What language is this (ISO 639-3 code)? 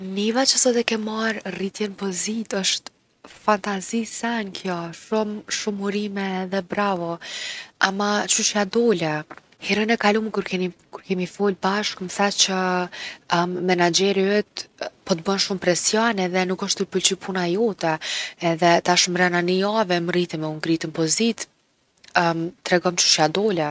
aln